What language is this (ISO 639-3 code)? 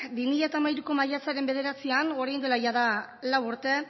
eus